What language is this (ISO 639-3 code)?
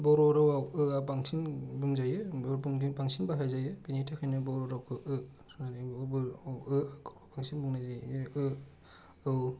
brx